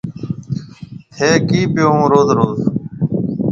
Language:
Marwari (Pakistan)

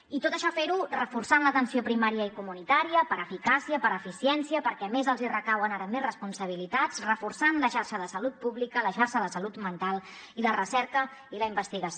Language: Catalan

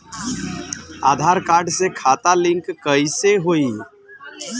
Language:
Bhojpuri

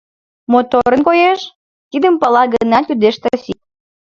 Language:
Mari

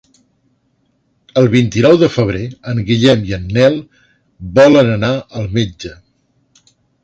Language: Catalan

